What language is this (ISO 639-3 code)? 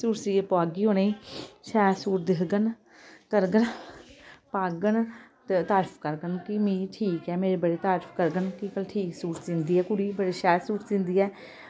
doi